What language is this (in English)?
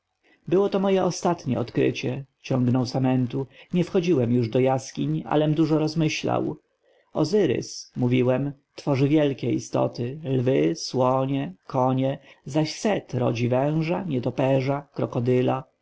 Polish